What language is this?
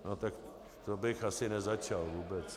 Czech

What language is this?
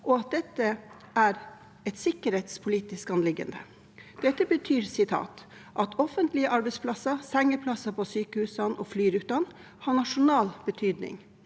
Norwegian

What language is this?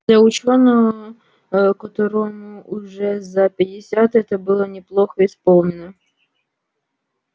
Russian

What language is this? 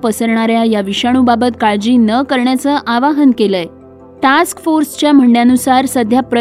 Marathi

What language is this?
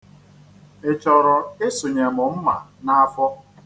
Igbo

